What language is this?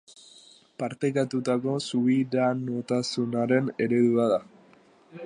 Basque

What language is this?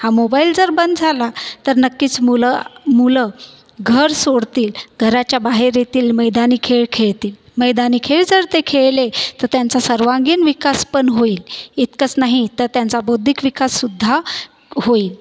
Marathi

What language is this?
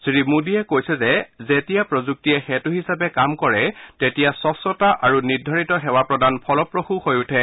Assamese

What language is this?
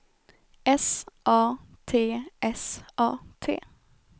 Swedish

